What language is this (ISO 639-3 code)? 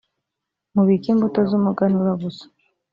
kin